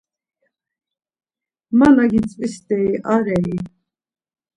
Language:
Laz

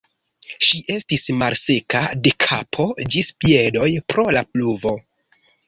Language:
Esperanto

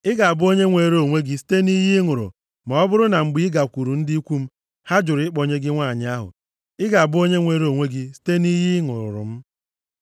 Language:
Igbo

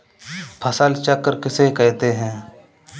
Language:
Hindi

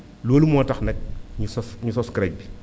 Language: Wolof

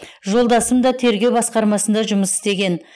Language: Kazakh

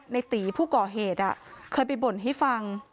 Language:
Thai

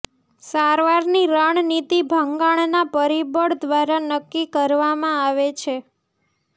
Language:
Gujarati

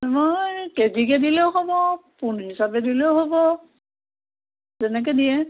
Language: Assamese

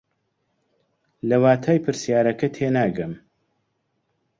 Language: Central Kurdish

